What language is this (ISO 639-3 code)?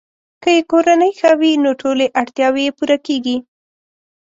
pus